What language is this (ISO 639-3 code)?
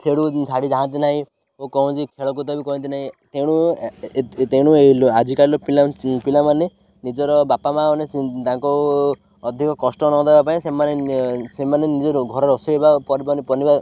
ori